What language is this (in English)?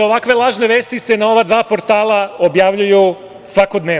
Serbian